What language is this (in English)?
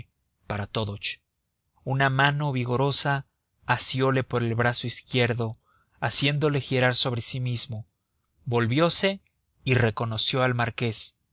Spanish